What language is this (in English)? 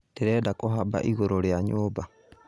Kikuyu